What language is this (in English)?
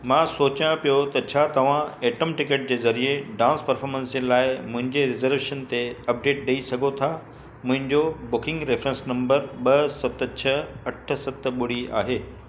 Sindhi